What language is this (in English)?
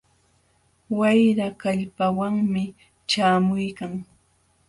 Jauja Wanca Quechua